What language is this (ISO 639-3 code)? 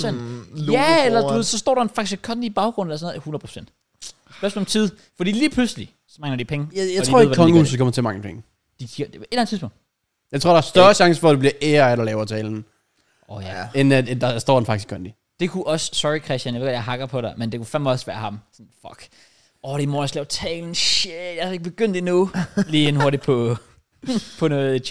dan